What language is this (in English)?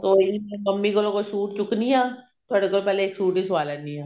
Punjabi